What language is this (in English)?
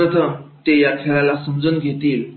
Marathi